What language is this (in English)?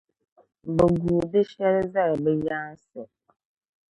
Dagbani